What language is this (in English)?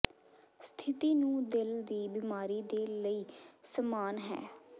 Punjabi